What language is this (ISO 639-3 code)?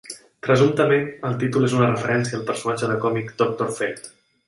cat